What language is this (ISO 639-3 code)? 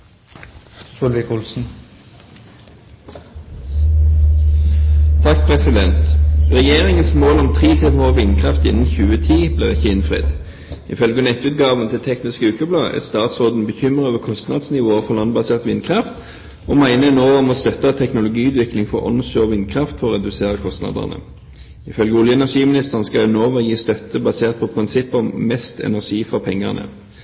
nob